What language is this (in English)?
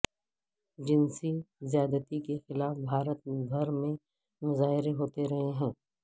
Urdu